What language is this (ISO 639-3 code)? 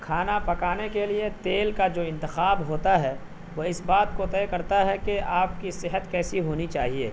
urd